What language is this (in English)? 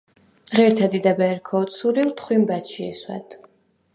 Svan